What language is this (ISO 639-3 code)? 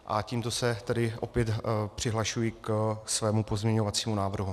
ces